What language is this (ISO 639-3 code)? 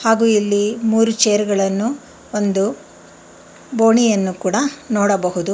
kan